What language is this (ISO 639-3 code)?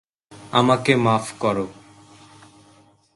ben